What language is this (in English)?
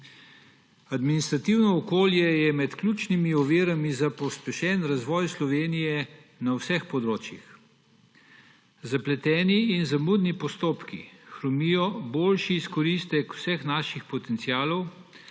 Slovenian